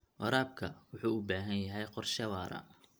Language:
Somali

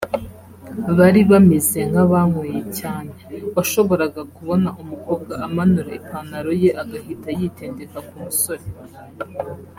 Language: Kinyarwanda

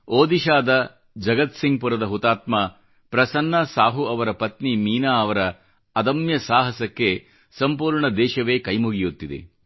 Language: Kannada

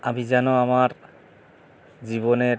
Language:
Bangla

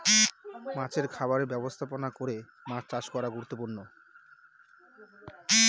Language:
Bangla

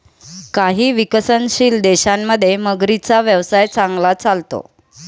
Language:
Marathi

